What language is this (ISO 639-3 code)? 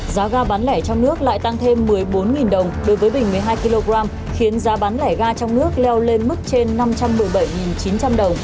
vie